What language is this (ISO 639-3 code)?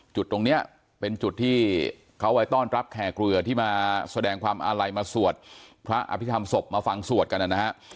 tha